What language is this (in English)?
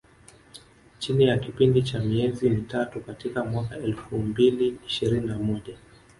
Swahili